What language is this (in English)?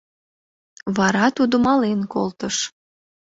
Mari